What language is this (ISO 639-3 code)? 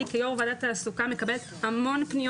heb